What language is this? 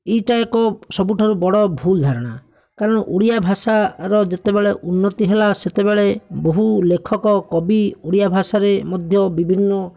Odia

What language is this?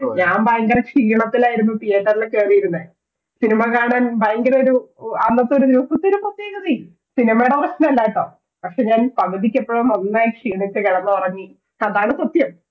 Malayalam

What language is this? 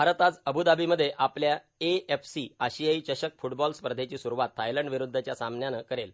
Marathi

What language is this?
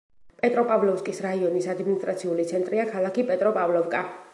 Georgian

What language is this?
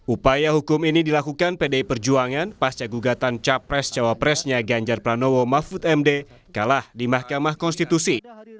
Indonesian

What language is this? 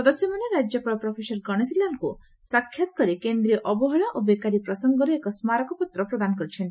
Odia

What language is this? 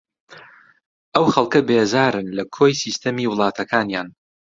Central Kurdish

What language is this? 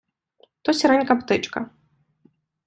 Ukrainian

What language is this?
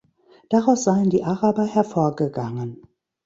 German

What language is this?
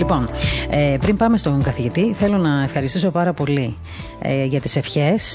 Greek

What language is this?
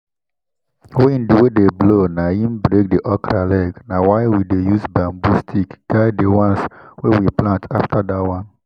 Nigerian Pidgin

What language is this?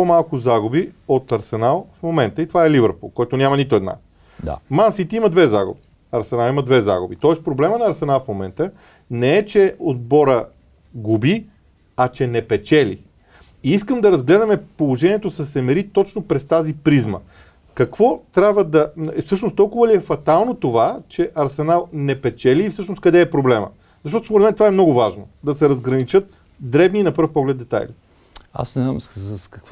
Bulgarian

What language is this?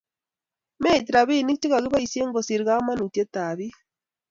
Kalenjin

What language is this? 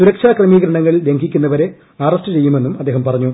Malayalam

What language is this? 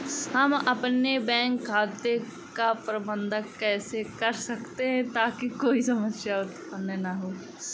Hindi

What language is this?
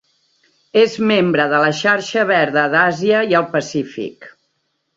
Catalan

